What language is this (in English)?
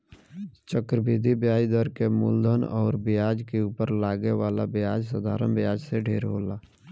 Bhojpuri